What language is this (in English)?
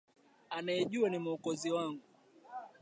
Swahili